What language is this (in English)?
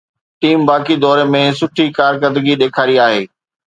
Sindhi